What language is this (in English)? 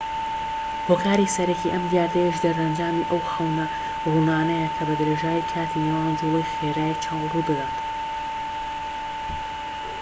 Central Kurdish